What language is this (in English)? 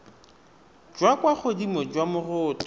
Tswana